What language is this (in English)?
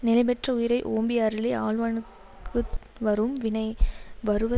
Tamil